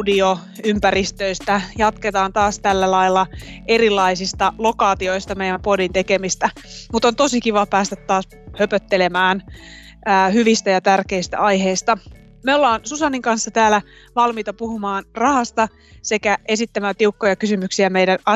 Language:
Finnish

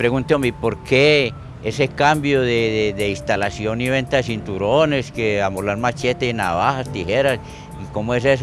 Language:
Spanish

